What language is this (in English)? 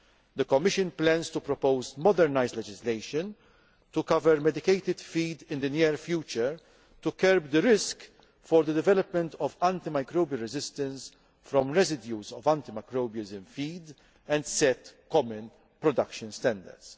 English